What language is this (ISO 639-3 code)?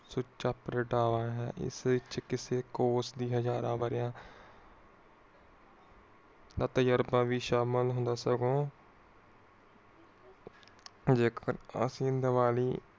pan